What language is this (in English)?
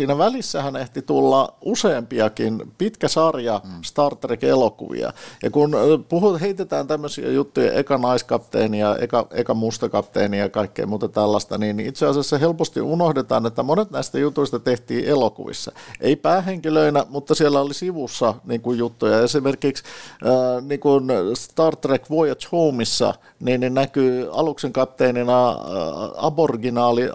Finnish